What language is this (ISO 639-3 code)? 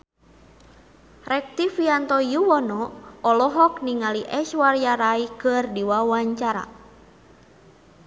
sun